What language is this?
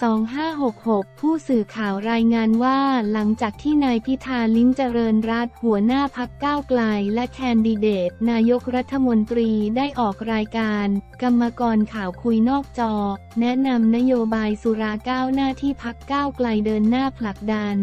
Thai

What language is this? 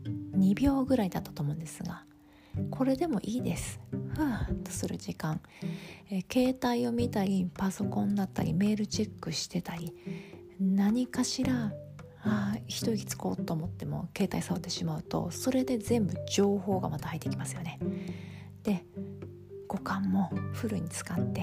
Japanese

